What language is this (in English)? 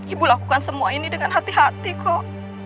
Indonesian